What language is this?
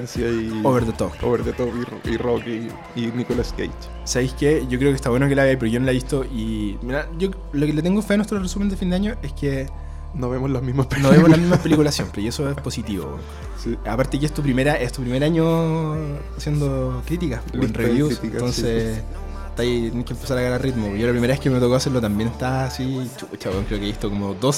Spanish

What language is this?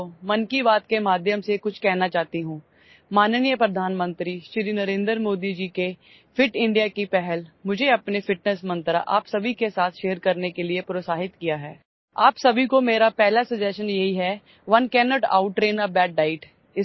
Gujarati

